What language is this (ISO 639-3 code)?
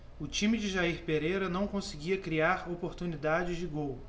por